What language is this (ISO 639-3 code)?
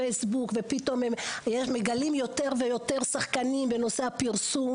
heb